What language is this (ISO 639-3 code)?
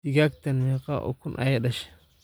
som